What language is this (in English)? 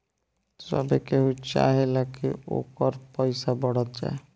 Bhojpuri